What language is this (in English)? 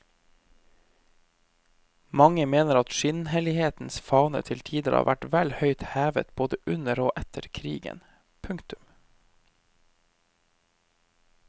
Norwegian